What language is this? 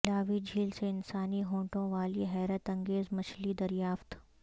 Urdu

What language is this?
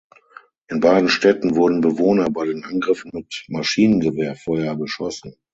German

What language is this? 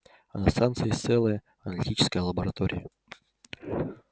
Russian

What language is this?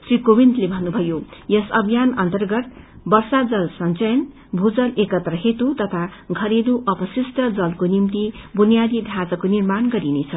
Nepali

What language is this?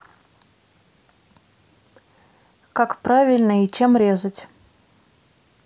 Russian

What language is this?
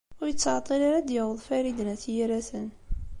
Kabyle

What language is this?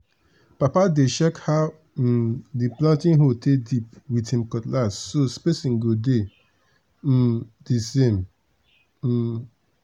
Nigerian Pidgin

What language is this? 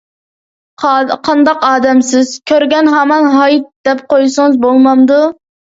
Uyghur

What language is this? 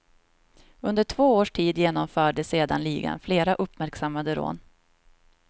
Swedish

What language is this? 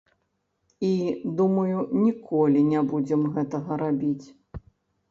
Belarusian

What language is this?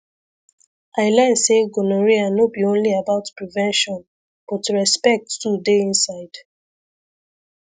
Nigerian Pidgin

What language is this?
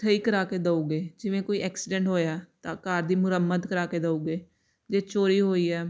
Punjabi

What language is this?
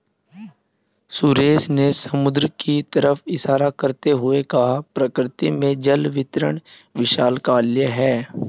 Hindi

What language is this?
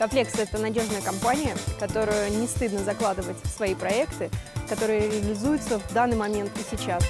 Russian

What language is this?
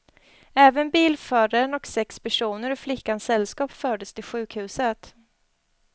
Swedish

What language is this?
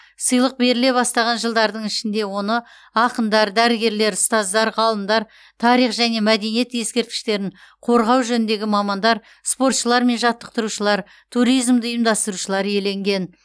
Kazakh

